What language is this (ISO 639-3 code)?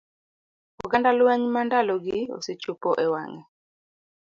luo